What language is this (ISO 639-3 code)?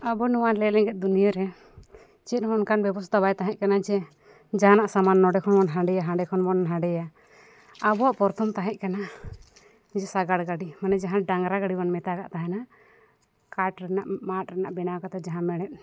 sat